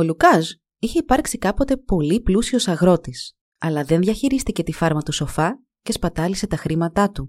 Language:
Greek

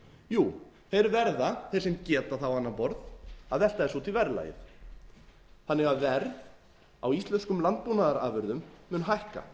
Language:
Icelandic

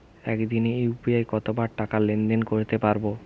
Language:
Bangla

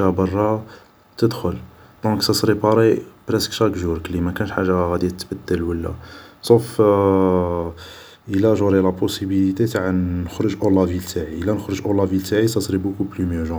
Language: Algerian Arabic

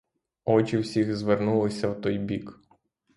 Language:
Ukrainian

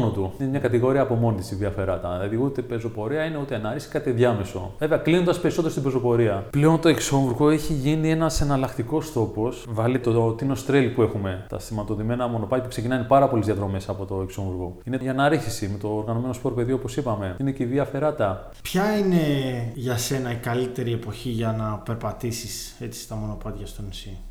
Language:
Greek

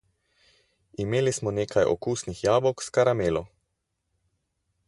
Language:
Slovenian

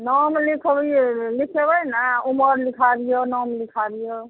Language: Maithili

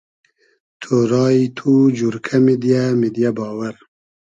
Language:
Hazaragi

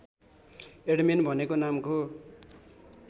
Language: Nepali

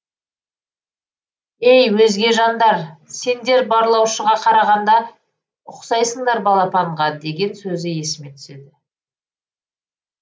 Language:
Kazakh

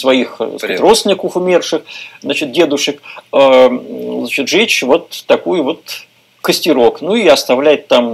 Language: Russian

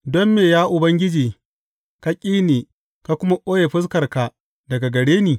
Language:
Hausa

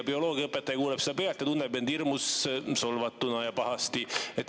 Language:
Estonian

